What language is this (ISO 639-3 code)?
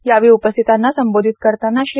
mar